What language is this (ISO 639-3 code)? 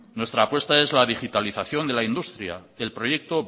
spa